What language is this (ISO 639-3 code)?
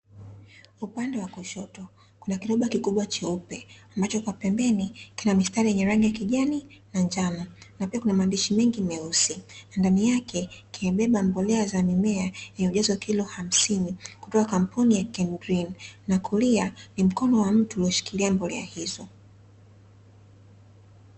swa